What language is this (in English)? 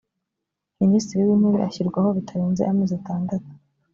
Kinyarwanda